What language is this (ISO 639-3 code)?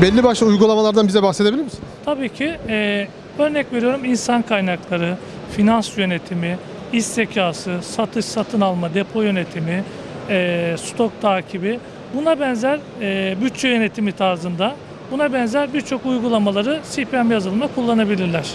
tur